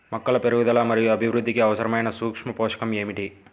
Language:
Telugu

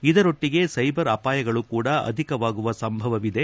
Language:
Kannada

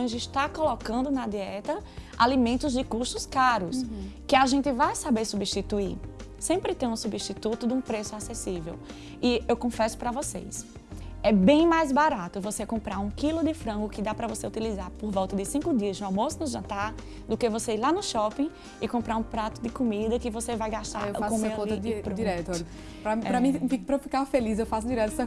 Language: Portuguese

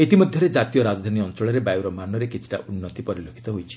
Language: Odia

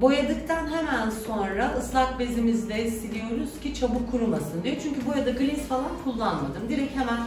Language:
Turkish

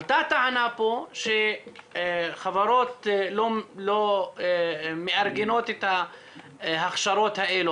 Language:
Hebrew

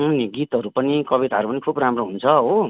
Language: Nepali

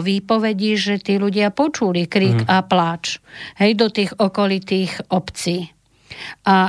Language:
Slovak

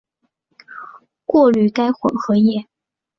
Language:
Chinese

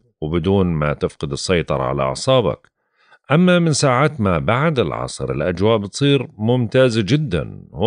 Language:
Arabic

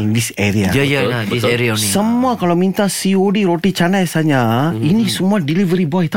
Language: Malay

